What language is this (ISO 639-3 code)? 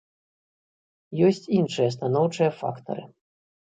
bel